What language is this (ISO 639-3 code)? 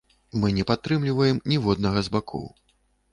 bel